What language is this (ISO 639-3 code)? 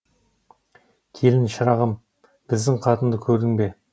kaz